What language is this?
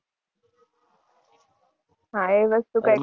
Gujarati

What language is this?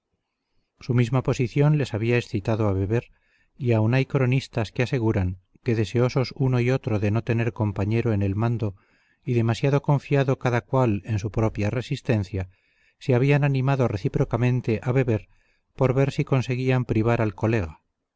Spanish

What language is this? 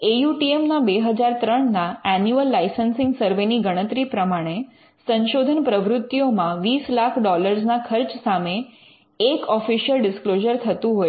Gujarati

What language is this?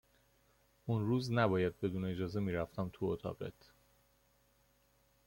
Persian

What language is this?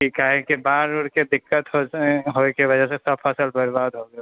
Maithili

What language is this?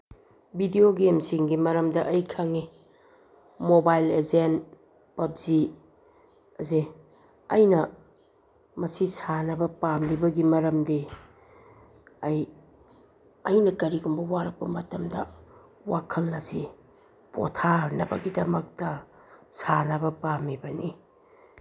Manipuri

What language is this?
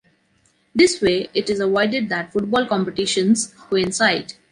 English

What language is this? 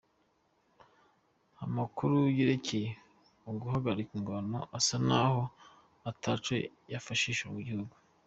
Kinyarwanda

